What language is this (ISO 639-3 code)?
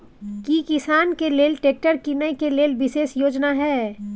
mai